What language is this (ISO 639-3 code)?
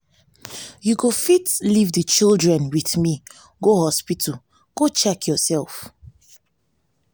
pcm